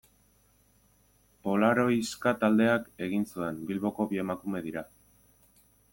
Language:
Basque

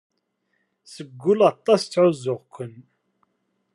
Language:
Kabyle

